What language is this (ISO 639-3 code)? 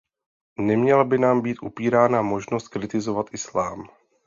ces